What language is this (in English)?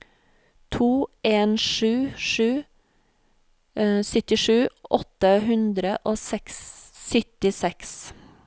Norwegian